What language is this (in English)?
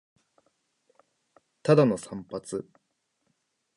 Japanese